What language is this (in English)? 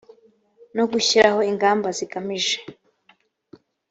Kinyarwanda